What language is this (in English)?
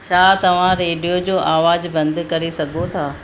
Sindhi